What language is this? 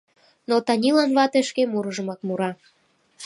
Mari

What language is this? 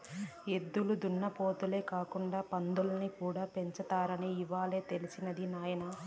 Telugu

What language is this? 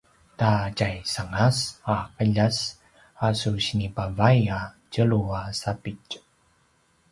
Paiwan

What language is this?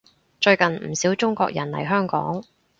Cantonese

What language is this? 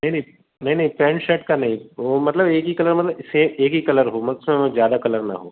Hindi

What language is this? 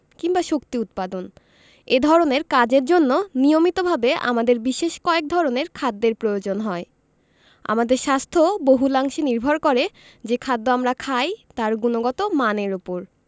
Bangla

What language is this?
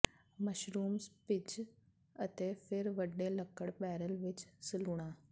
Punjabi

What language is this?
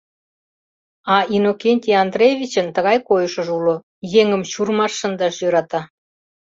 Mari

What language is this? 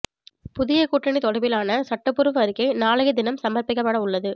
Tamil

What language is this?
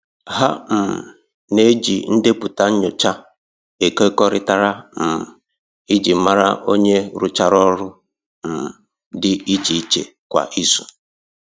Igbo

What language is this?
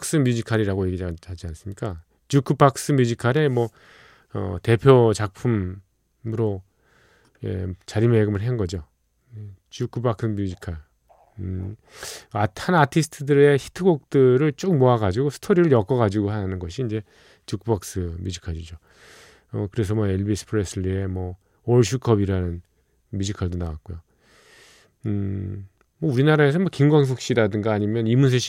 Korean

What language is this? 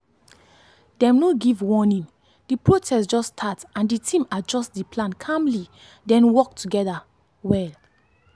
Nigerian Pidgin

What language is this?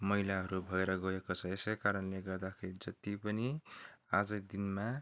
Nepali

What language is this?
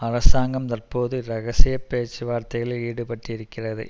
Tamil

